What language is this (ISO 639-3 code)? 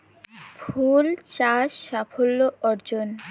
ben